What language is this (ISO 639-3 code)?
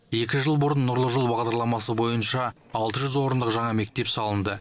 kaz